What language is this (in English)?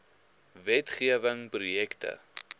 Afrikaans